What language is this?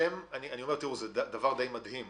Hebrew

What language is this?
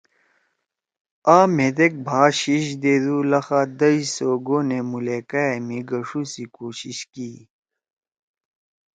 Torwali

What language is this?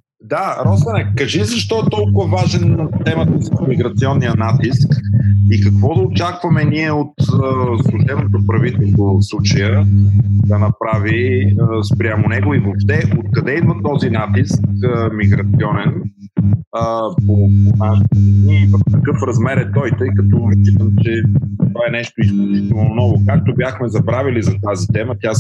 Bulgarian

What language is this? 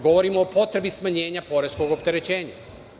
Serbian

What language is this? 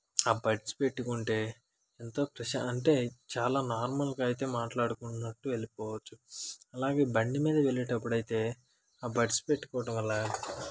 Telugu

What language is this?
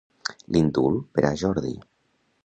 Catalan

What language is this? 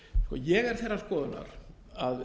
Icelandic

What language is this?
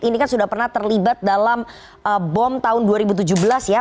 Indonesian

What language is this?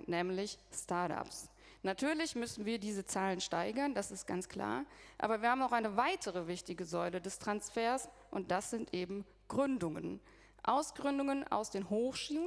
German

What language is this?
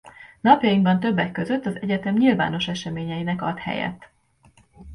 Hungarian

